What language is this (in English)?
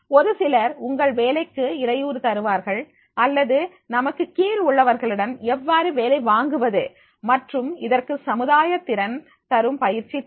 Tamil